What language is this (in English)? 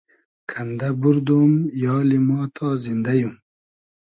Hazaragi